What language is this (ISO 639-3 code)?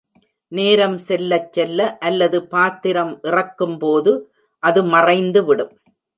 tam